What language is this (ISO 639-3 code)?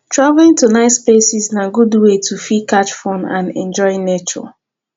pcm